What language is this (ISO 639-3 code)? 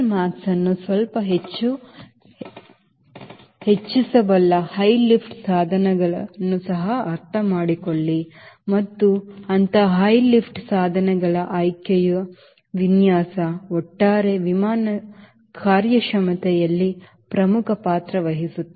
kan